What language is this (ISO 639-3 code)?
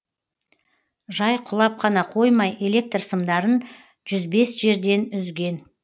kaz